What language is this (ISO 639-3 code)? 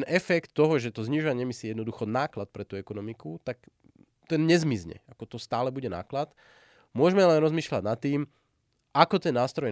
slk